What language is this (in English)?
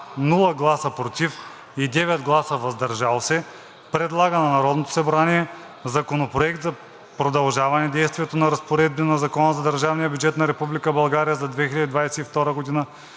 Bulgarian